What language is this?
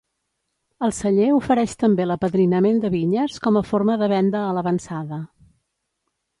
Catalan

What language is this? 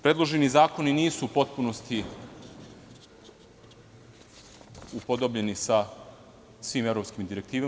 Serbian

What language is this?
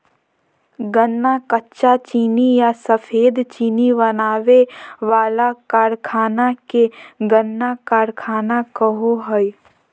Magahi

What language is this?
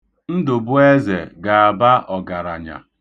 Igbo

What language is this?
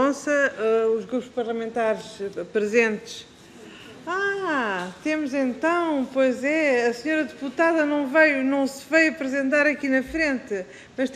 Portuguese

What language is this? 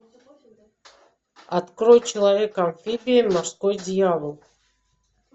Russian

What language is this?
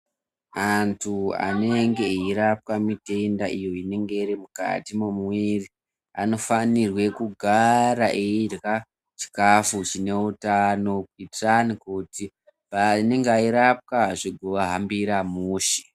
Ndau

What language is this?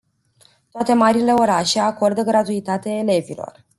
Romanian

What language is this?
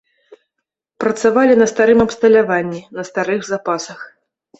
Belarusian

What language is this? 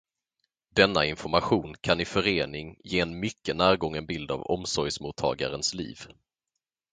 Swedish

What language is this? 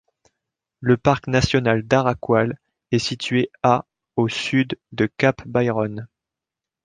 French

